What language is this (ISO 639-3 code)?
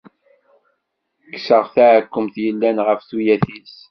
kab